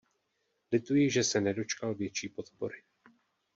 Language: Czech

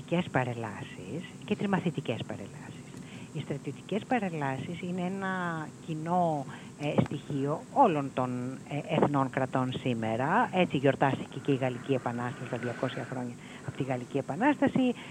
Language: Greek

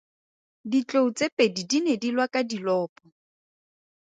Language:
Tswana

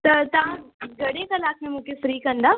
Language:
Sindhi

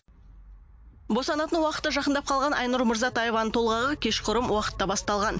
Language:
Kazakh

